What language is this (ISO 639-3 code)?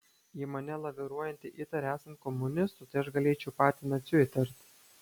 lit